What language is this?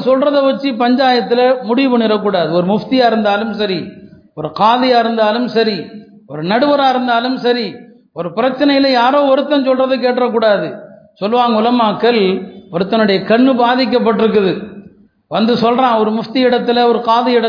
Tamil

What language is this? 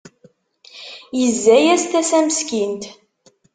Kabyle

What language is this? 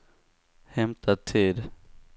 Swedish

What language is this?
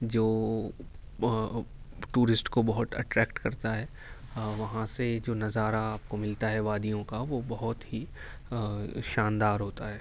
Urdu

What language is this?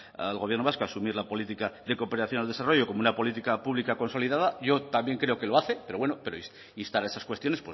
Spanish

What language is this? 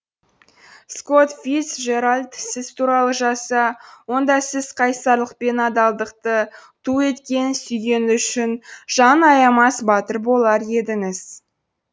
Kazakh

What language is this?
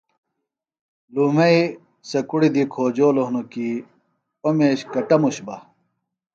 Phalura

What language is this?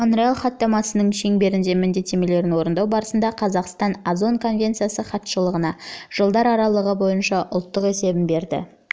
Kazakh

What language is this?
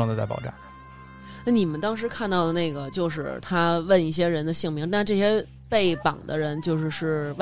Chinese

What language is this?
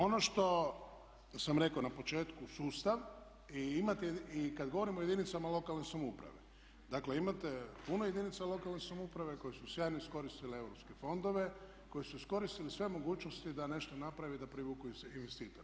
Croatian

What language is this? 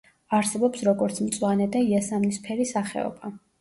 Georgian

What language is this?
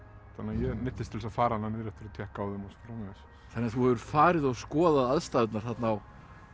Icelandic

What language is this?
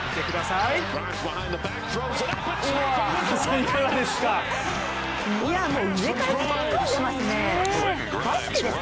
Japanese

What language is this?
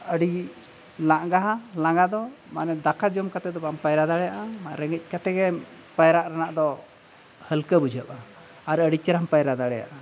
Santali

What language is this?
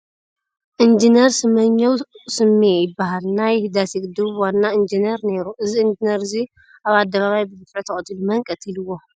Tigrinya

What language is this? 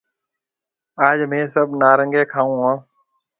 Marwari (Pakistan)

